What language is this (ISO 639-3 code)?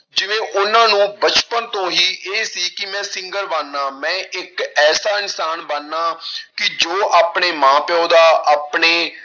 pan